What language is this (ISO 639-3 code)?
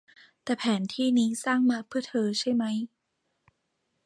tha